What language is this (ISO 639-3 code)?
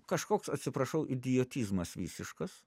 lit